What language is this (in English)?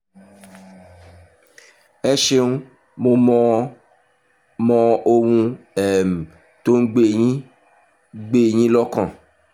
Yoruba